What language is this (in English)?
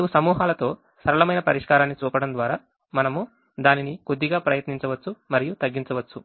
Telugu